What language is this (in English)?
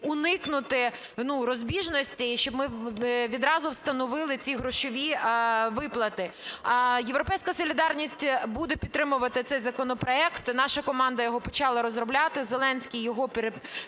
Ukrainian